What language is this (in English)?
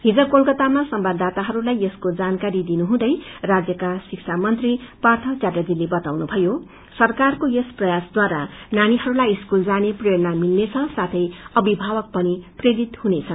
Nepali